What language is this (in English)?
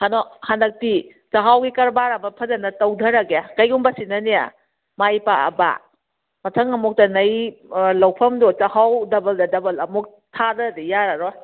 Manipuri